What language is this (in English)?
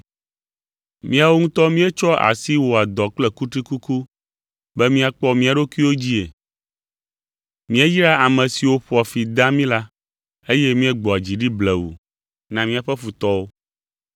Ewe